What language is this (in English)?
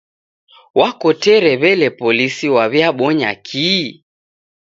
Taita